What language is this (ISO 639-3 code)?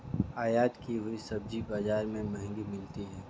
hin